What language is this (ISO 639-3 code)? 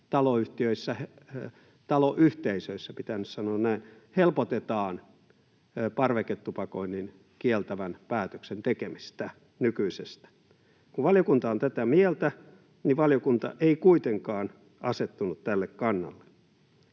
fin